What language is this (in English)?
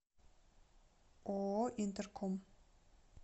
Russian